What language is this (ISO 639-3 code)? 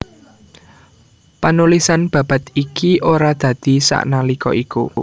jav